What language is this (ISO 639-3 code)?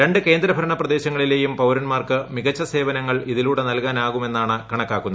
mal